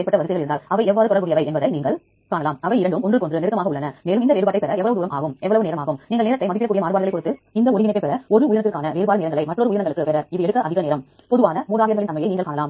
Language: Tamil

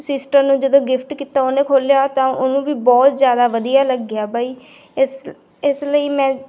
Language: Punjabi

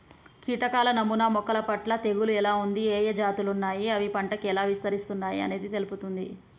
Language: Telugu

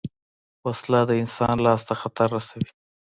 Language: Pashto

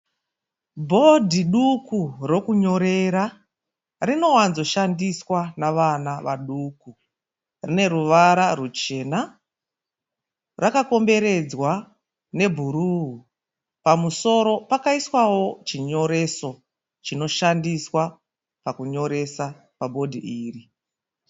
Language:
Shona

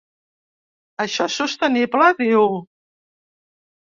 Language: Catalan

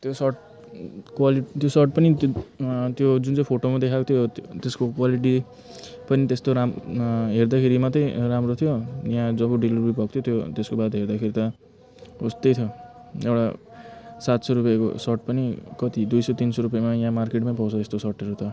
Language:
Nepali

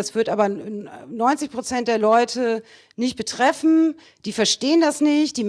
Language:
German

